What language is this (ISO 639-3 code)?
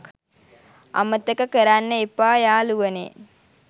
sin